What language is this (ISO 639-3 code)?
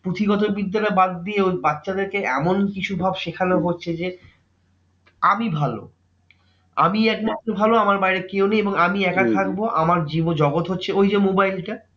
ben